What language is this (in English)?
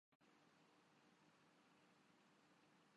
Urdu